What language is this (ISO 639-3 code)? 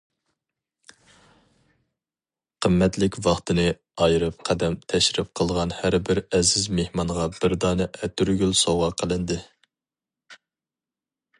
uig